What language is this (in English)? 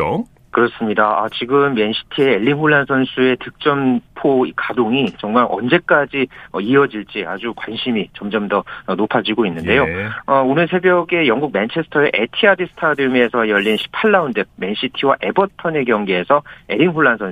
Korean